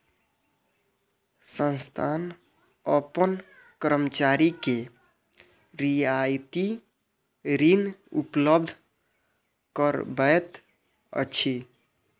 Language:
Maithili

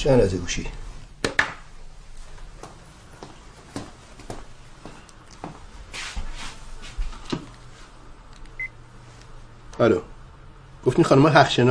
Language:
Persian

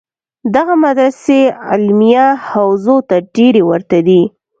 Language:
Pashto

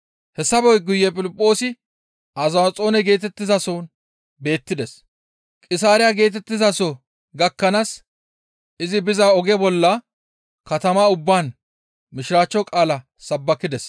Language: Gamo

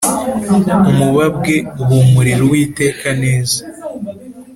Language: Kinyarwanda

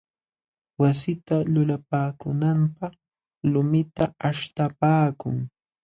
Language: Jauja Wanca Quechua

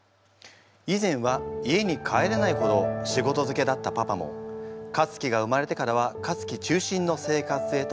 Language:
Japanese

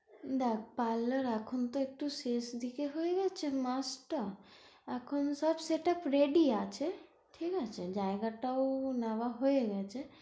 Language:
Bangla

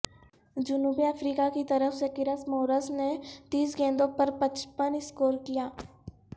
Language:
Urdu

